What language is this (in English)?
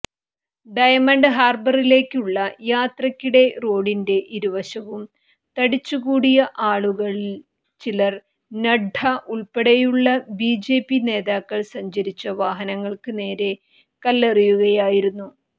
Malayalam